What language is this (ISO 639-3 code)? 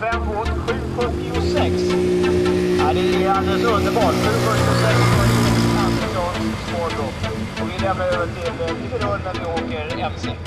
swe